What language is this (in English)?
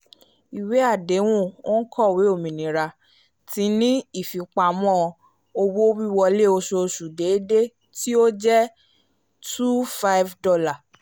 Yoruba